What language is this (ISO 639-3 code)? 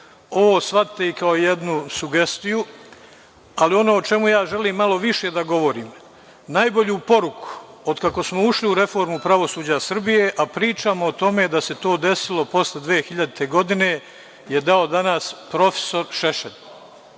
srp